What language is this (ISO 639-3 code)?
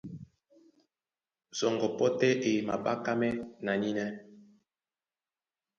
dua